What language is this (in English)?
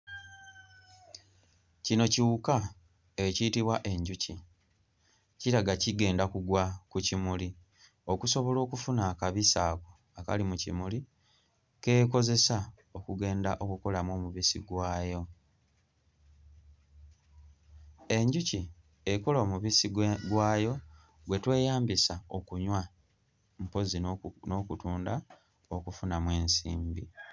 Ganda